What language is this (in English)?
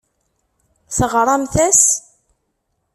Kabyle